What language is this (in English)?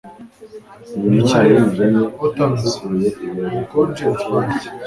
Kinyarwanda